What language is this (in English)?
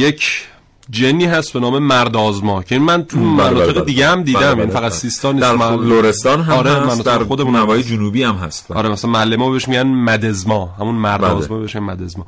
Persian